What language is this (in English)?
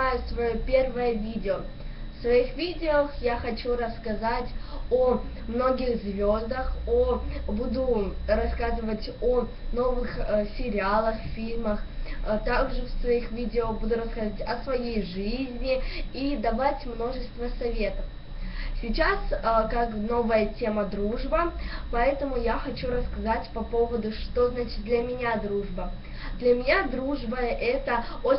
Russian